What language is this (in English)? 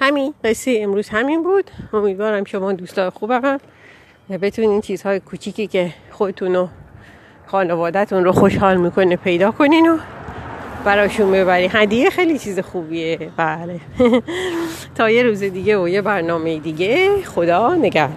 Persian